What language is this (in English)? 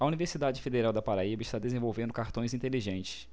Portuguese